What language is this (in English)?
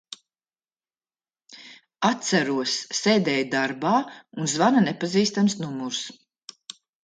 Latvian